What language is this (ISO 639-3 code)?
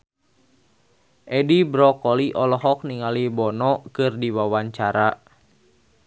sun